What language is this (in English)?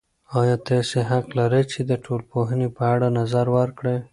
Pashto